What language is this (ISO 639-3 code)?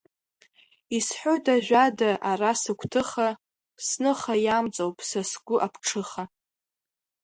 abk